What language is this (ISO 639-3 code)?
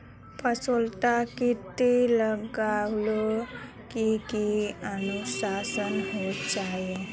mag